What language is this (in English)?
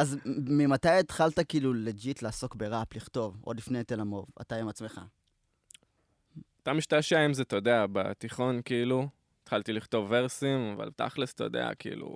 Hebrew